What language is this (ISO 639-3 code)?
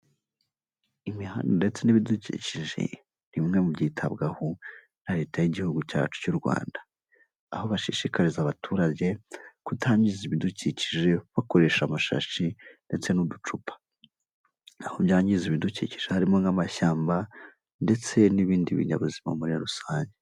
kin